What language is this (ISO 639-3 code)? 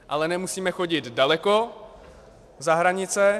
ces